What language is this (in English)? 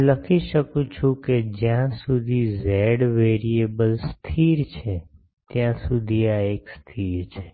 Gujarati